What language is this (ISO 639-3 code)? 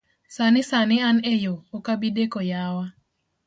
luo